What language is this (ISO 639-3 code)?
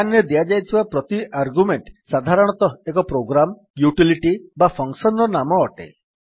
ori